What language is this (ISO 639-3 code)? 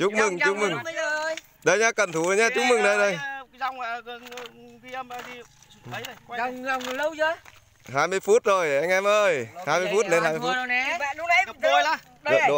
vie